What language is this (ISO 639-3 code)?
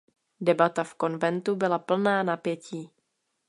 ces